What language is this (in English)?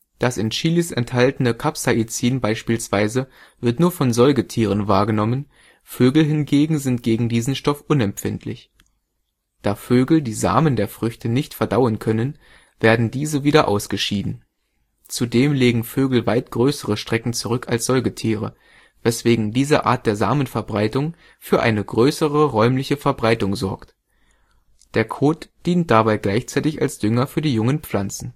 German